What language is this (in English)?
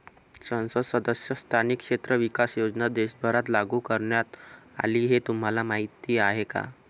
Marathi